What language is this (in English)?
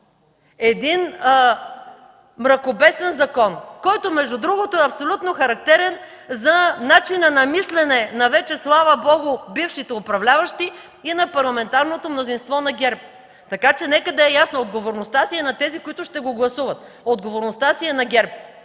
Bulgarian